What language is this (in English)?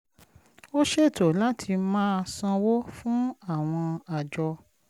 Yoruba